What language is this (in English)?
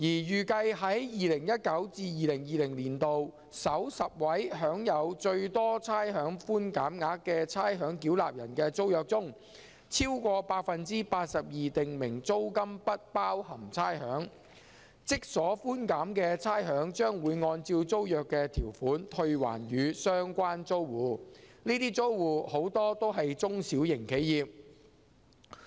Cantonese